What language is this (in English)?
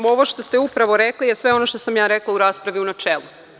Serbian